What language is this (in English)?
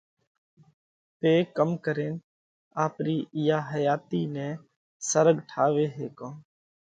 Parkari Koli